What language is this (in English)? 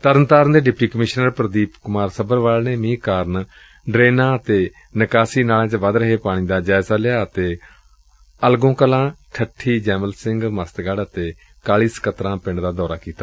Punjabi